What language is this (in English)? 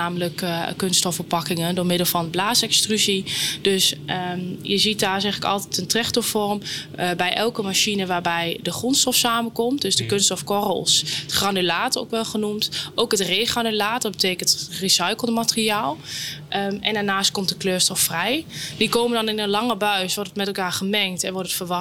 Dutch